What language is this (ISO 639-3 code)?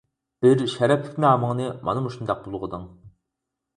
uig